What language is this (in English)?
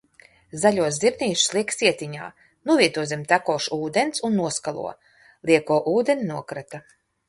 Latvian